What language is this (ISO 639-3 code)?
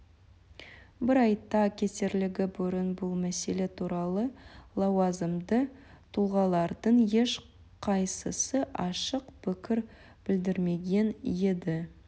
kaz